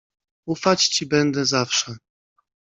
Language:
Polish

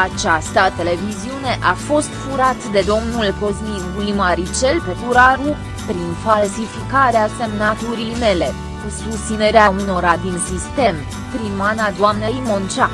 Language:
Romanian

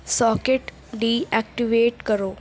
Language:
Urdu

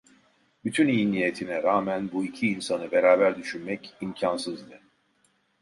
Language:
Turkish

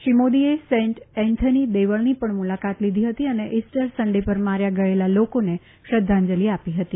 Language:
Gujarati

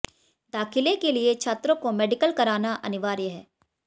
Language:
Hindi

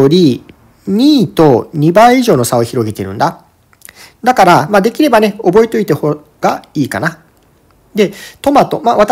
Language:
Japanese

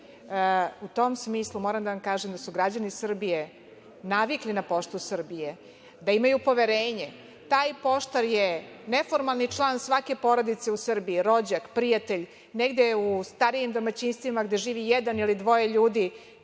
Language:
Serbian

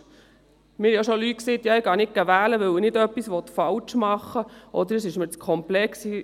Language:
Swiss German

